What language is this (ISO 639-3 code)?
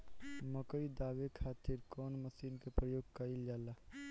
bho